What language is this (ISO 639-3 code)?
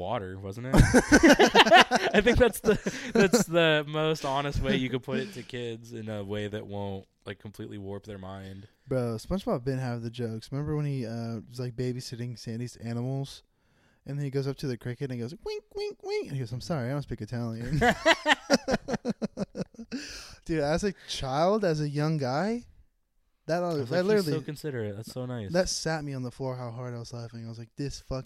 eng